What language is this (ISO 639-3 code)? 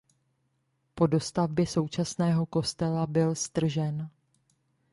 ces